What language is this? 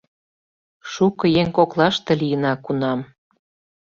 Mari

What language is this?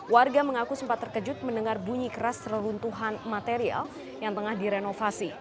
Indonesian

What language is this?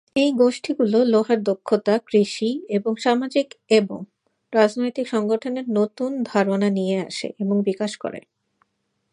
Bangla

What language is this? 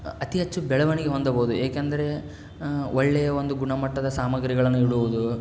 Kannada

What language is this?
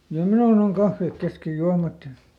Finnish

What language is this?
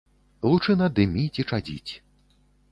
Belarusian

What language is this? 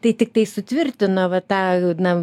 Lithuanian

